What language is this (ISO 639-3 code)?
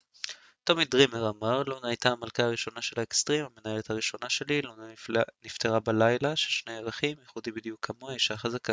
heb